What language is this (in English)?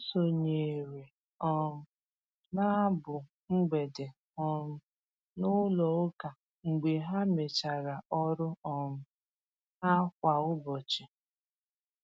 Igbo